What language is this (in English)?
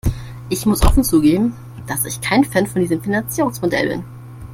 German